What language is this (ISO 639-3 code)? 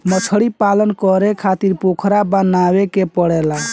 bho